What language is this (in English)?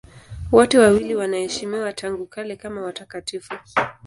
Swahili